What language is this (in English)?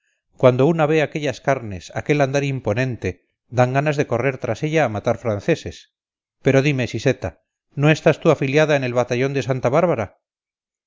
Spanish